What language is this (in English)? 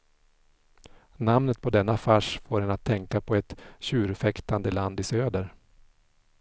Swedish